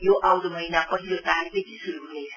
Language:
Nepali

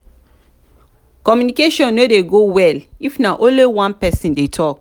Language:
Nigerian Pidgin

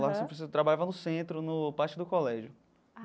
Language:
Portuguese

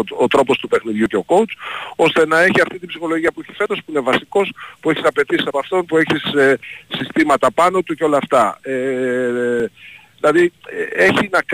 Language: Greek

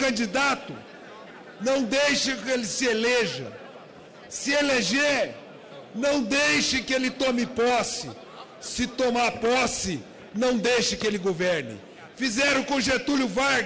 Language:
Portuguese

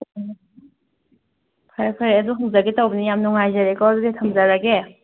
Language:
Manipuri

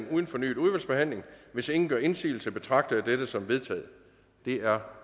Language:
Danish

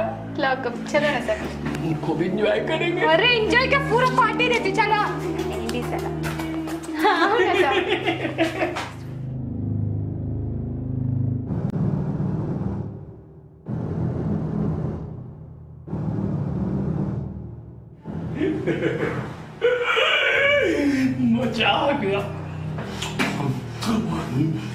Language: Hindi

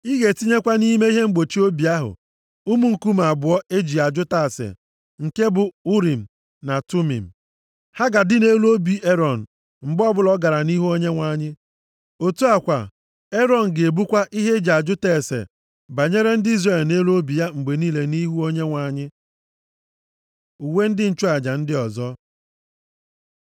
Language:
Igbo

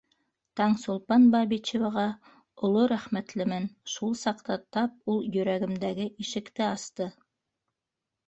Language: Bashkir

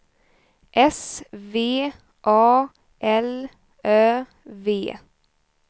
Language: Swedish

